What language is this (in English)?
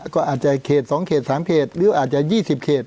Thai